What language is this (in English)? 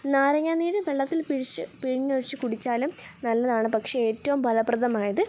Malayalam